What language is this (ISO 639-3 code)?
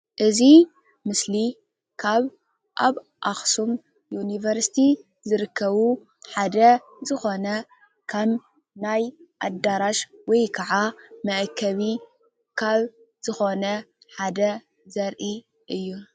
tir